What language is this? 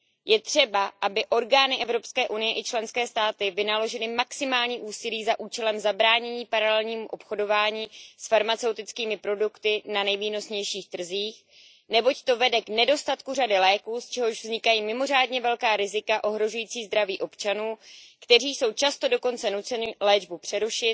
Czech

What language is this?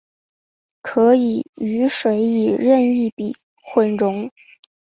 Chinese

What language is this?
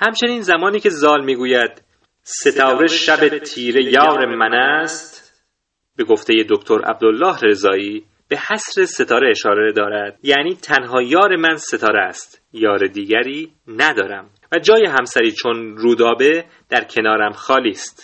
Persian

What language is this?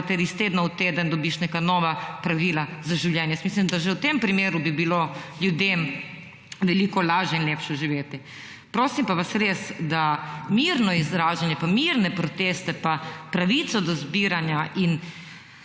Slovenian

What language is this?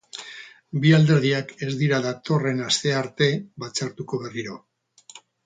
Basque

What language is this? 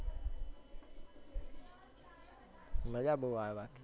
Gujarati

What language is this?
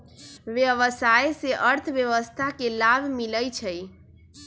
Magahi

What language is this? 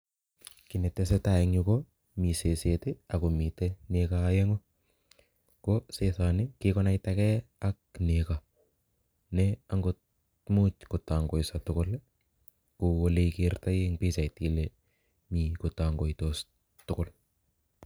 Kalenjin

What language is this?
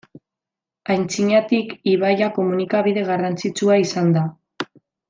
Basque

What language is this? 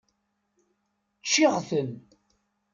Kabyle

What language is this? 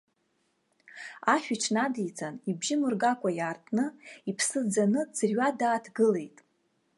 Abkhazian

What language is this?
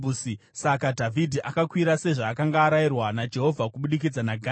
Shona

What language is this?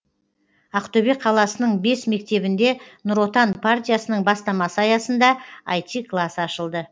Kazakh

